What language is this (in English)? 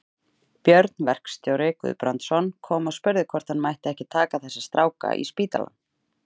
Icelandic